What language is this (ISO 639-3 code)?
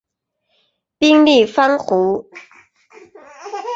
zho